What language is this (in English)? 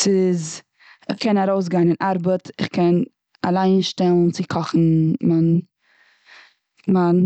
Yiddish